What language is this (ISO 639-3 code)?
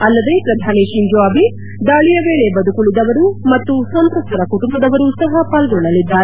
kan